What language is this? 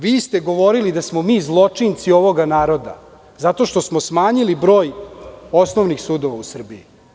Serbian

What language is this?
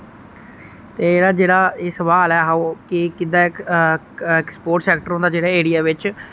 Dogri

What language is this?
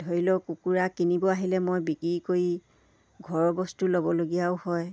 Assamese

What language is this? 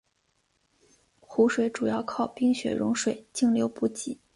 Chinese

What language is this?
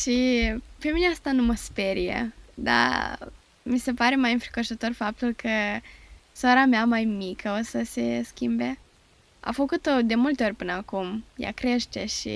Romanian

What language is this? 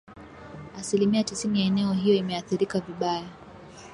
Swahili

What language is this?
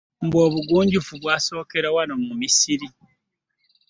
Ganda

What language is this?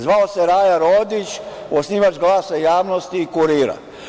Serbian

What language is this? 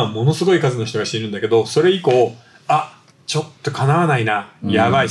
Japanese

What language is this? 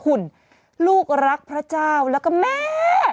Thai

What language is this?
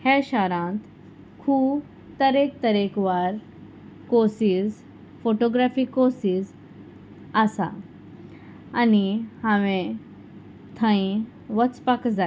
Konkani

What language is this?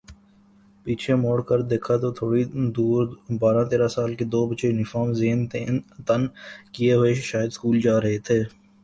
Urdu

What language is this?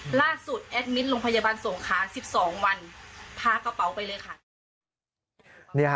Thai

